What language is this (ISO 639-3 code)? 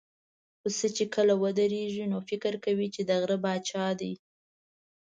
pus